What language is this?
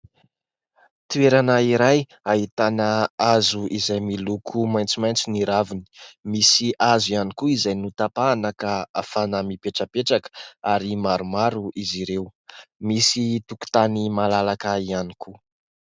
Malagasy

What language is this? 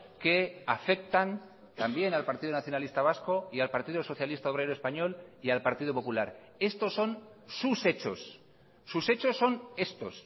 Spanish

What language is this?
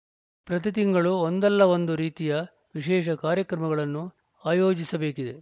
Kannada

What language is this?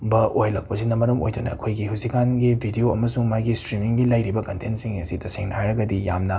Manipuri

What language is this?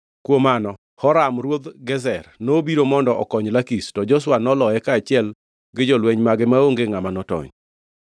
Luo (Kenya and Tanzania)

